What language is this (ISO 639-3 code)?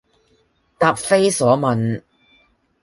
yue